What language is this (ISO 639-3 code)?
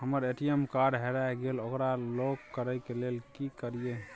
mai